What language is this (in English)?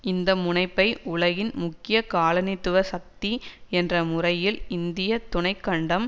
Tamil